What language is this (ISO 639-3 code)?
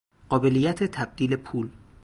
fas